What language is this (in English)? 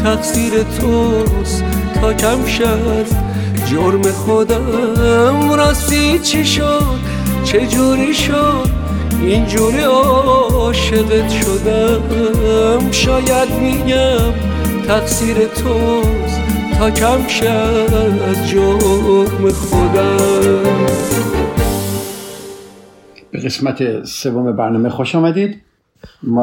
Persian